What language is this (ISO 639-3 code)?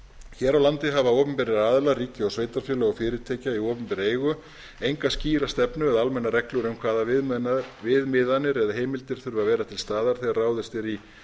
isl